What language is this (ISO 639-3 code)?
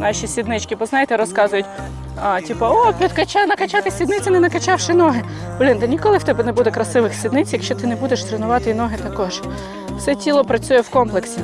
ukr